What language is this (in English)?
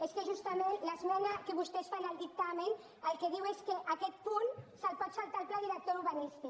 Catalan